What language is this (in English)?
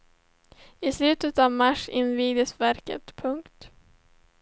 Swedish